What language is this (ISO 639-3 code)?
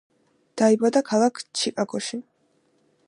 kat